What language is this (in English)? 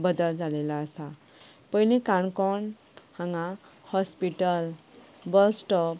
Konkani